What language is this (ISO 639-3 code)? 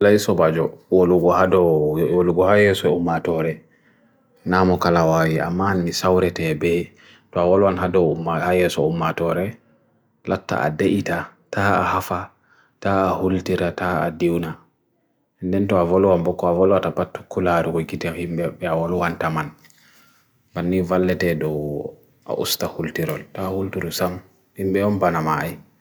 fui